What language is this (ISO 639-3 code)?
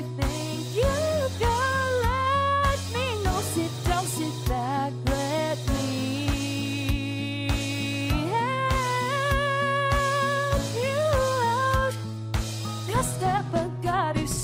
fra